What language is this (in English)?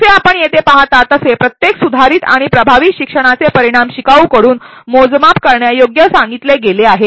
Marathi